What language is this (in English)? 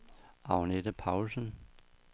Danish